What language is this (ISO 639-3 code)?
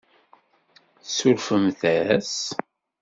kab